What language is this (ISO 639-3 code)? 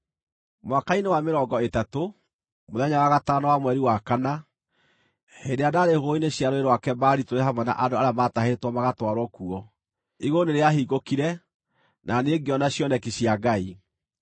kik